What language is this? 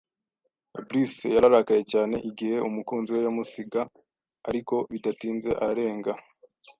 Kinyarwanda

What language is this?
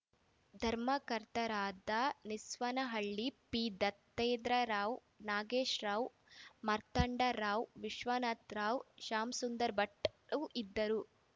Kannada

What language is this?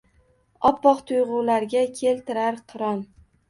Uzbek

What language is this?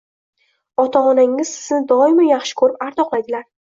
Uzbek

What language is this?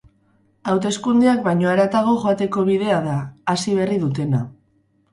Basque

